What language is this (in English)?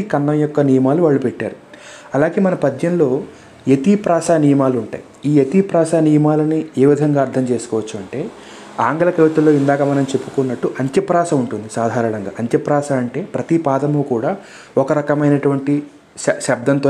Telugu